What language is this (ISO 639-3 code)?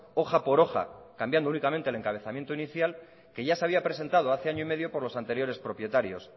spa